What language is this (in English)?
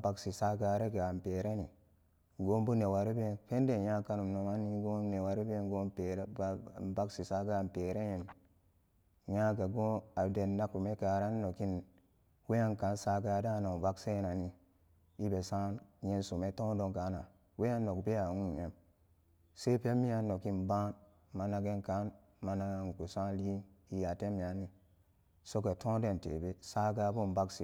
Samba Daka